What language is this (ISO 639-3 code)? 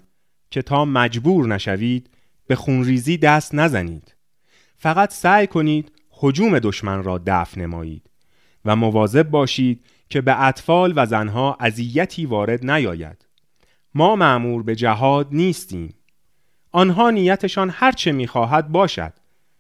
fas